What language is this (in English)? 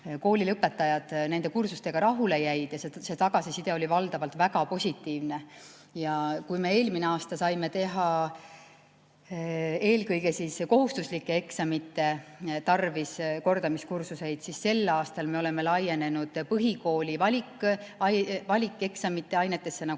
Estonian